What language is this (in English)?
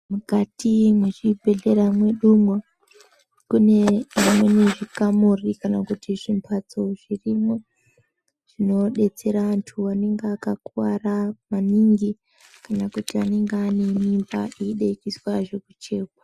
Ndau